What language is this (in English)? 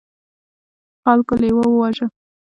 Pashto